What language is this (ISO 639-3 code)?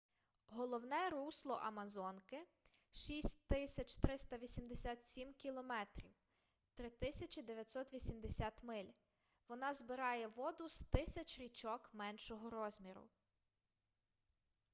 ukr